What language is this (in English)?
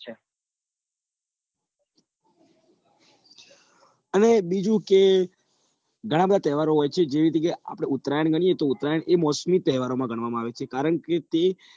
Gujarati